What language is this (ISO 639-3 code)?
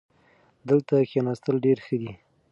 pus